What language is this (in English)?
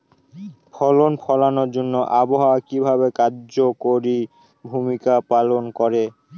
Bangla